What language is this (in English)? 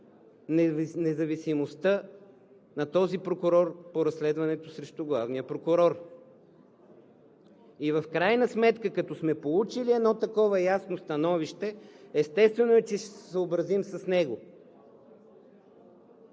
Bulgarian